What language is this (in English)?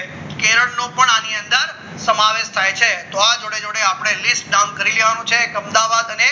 Gujarati